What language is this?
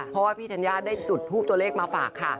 Thai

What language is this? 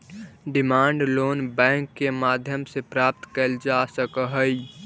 Magahi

